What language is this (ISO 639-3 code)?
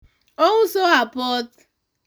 luo